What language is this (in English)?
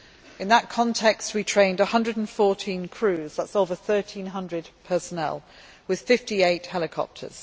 English